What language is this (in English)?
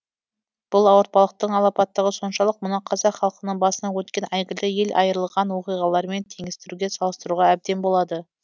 Kazakh